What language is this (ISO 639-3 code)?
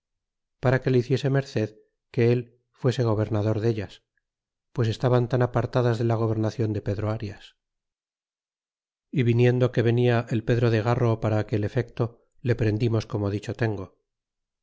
spa